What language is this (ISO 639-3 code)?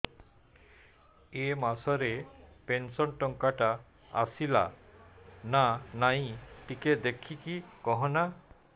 ori